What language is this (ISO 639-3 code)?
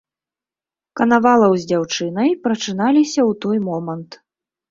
bel